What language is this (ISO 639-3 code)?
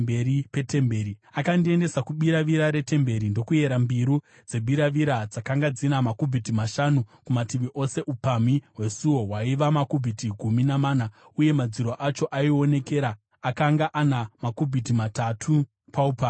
sna